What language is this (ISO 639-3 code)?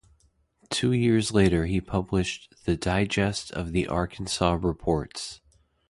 eng